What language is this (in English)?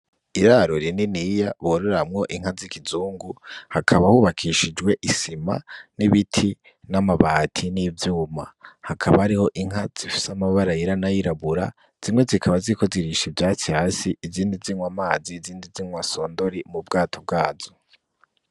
Rundi